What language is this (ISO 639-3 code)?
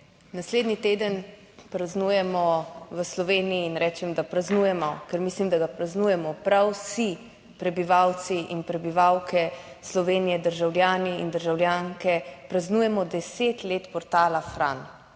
slv